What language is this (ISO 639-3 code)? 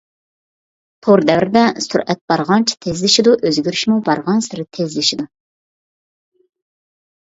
uig